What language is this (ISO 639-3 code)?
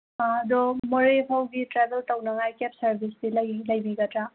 mni